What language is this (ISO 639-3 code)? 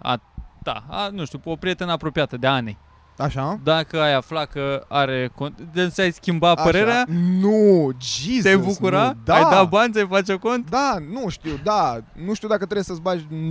ron